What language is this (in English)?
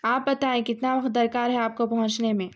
Urdu